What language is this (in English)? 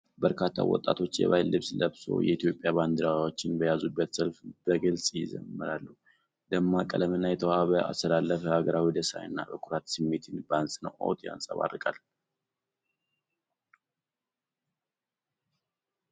Amharic